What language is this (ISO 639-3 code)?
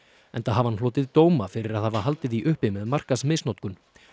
isl